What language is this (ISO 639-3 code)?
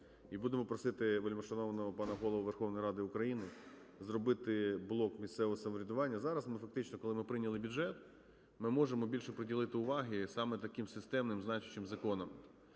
ukr